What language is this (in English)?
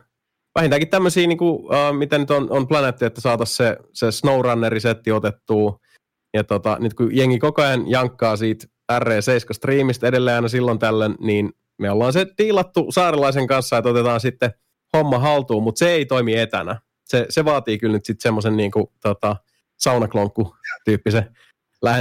Finnish